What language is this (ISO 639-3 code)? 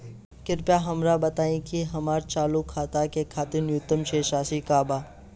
bho